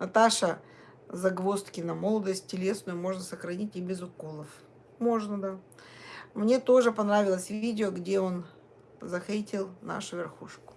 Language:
Russian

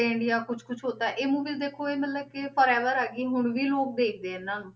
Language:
Punjabi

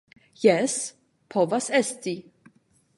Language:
Esperanto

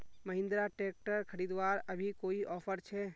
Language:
Magahi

